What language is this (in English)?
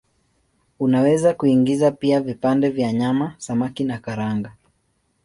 Swahili